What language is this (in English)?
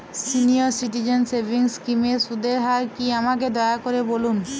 Bangla